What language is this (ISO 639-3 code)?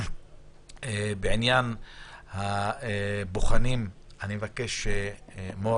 heb